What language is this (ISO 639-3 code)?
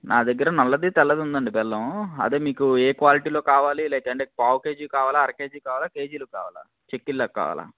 tel